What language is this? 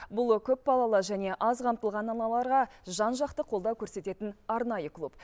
Kazakh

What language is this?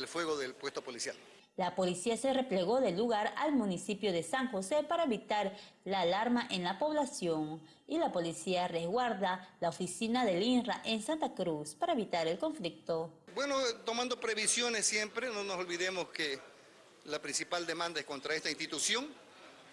Spanish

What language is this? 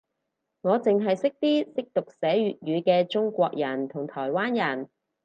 Cantonese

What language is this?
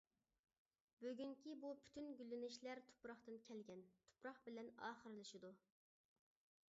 Uyghur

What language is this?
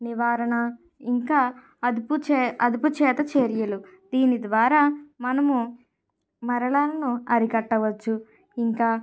Telugu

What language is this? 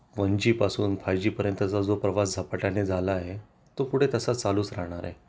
Marathi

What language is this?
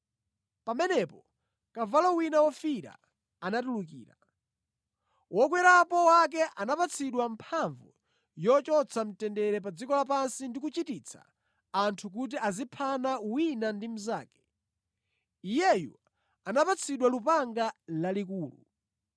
Nyanja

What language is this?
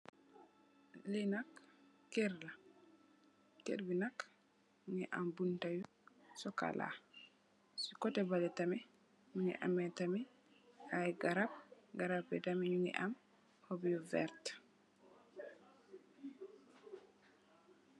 Wolof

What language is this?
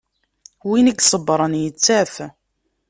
Kabyle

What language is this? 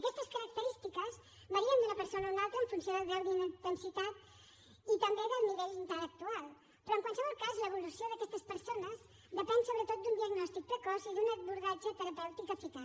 Catalan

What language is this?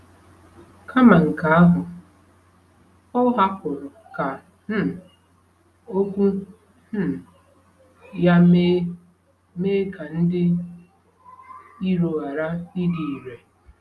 Igbo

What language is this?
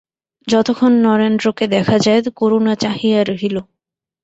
Bangla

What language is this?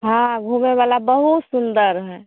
Maithili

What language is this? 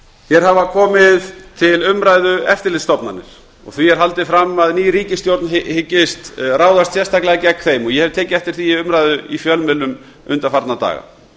Icelandic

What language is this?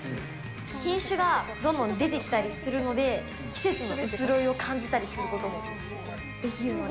Japanese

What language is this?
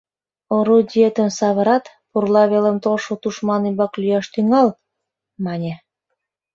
Mari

